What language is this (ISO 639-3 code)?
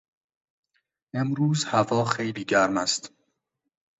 fas